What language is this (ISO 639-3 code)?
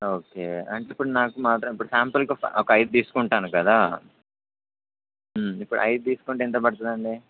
tel